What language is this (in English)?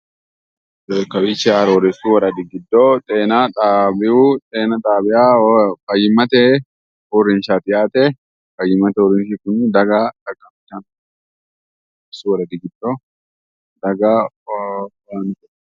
Sidamo